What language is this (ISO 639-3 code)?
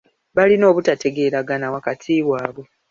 lug